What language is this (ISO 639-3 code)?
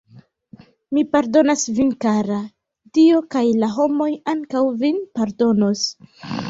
epo